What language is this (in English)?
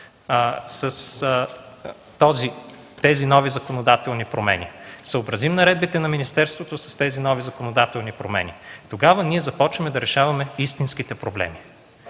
Bulgarian